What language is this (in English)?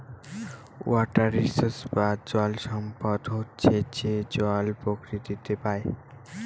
Bangla